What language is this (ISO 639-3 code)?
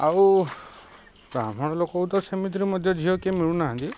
ori